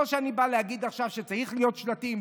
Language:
Hebrew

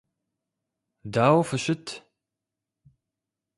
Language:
Kabardian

